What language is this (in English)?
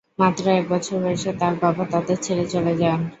Bangla